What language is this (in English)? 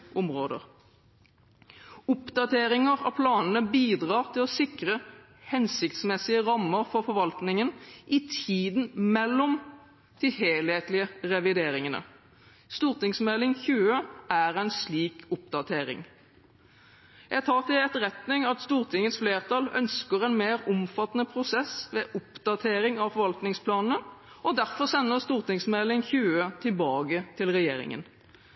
Norwegian Bokmål